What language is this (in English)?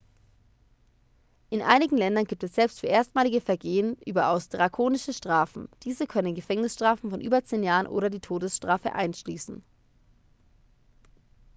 German